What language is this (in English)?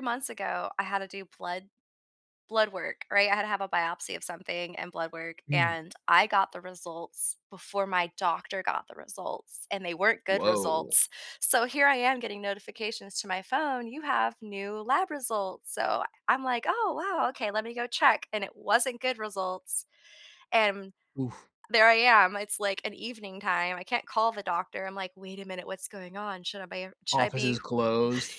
English